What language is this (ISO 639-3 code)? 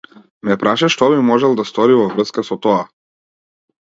mkd